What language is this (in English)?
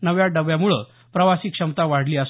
Marathi